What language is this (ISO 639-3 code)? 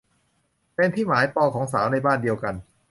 tha